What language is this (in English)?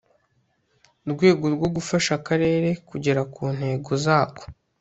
Kinyarwanda